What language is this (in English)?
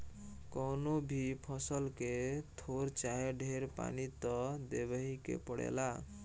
Bhojpuri